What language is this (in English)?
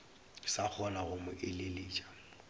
Northern Sotho